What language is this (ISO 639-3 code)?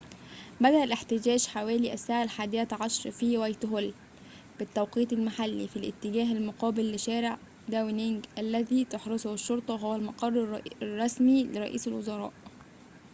ara